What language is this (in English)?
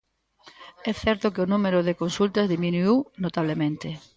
Galician